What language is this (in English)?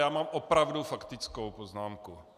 Czech